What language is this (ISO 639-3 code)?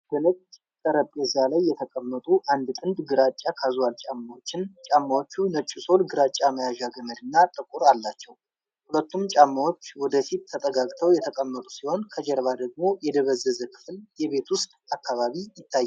amh